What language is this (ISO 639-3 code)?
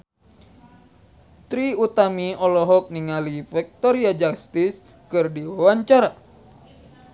sun